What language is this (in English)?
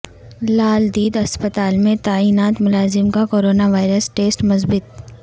Urdu